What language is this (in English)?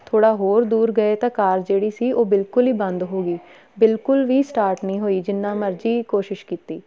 Punjabi